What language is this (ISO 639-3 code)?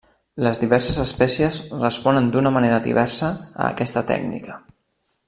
cat